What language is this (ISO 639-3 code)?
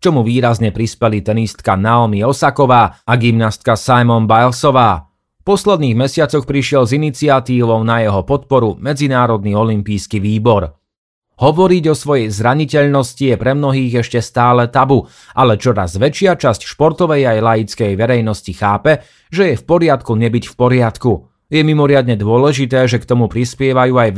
slk